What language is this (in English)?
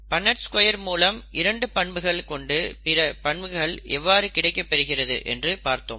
Tamil